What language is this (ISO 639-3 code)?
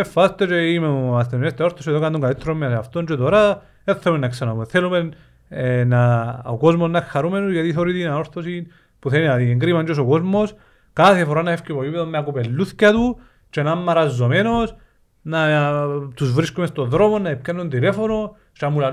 ell